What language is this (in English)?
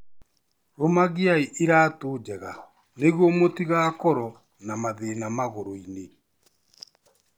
Kikuyu